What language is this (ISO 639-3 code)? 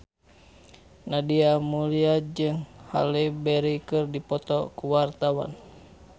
sun